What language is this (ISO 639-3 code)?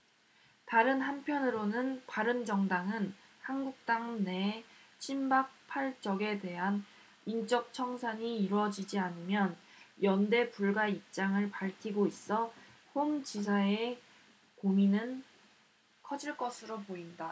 kor